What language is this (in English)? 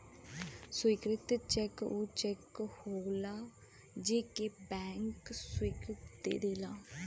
Bhojpuri